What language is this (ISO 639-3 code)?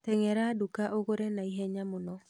kik